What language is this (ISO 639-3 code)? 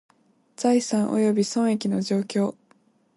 jpn